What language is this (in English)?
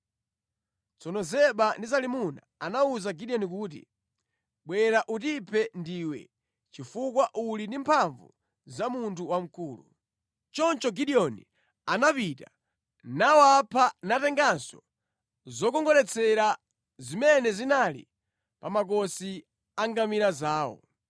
Nyanja